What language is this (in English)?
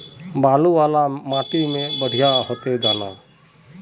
Magahi